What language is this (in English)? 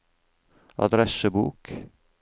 Norwegian